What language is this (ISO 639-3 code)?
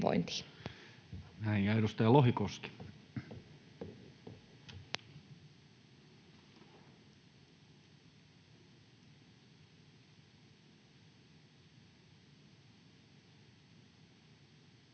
fin